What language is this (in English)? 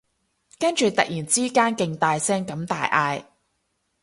Cantonese